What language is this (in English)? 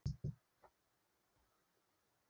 Icelandic